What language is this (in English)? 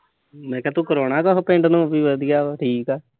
Punjabi